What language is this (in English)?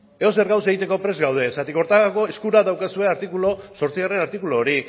Basque